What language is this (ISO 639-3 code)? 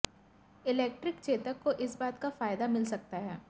hin